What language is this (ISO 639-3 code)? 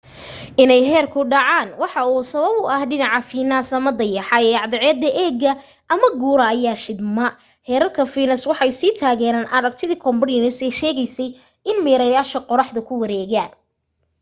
som